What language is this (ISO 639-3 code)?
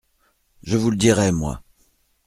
fra